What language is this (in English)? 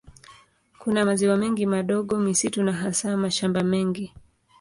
Swahili